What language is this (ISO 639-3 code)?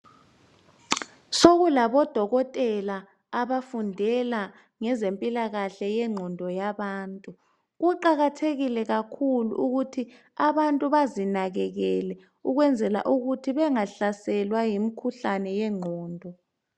nde